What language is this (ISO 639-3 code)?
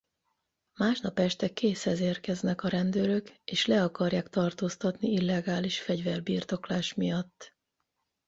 hun